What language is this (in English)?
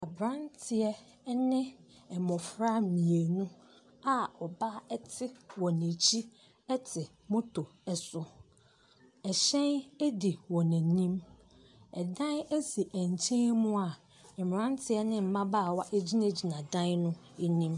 Akan